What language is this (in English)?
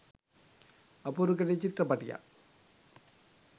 Sinhala